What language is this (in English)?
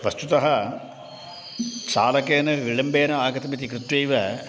Sanskrit